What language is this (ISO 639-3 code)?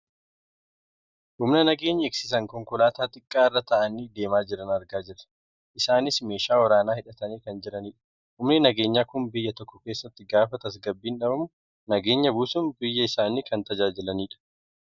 orm